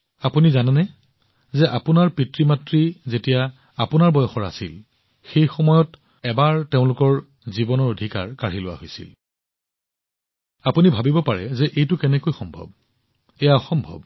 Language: Assamese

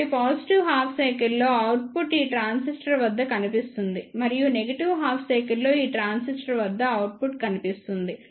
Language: Telugu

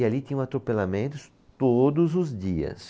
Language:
Portuguese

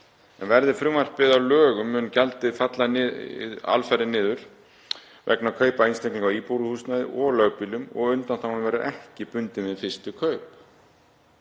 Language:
Icelandic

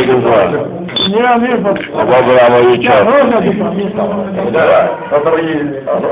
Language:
Greek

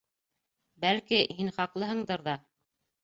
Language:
Bashkir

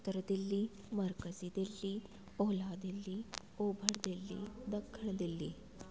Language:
Sindhi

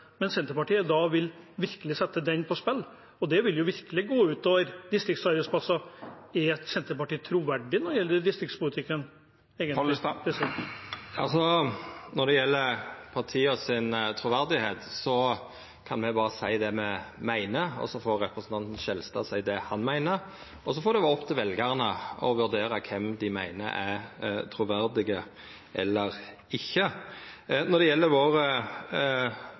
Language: Norwegian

